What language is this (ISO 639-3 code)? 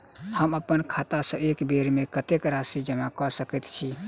mai